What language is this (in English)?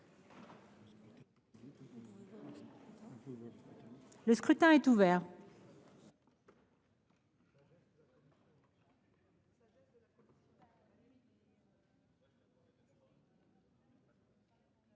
French